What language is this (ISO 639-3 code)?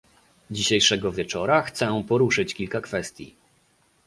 pol